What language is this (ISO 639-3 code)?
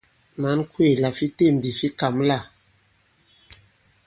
abb